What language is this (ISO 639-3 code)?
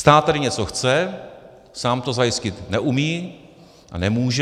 ces